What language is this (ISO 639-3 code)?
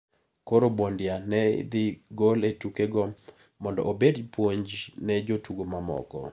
luo